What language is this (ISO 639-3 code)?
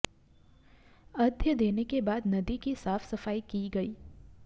hin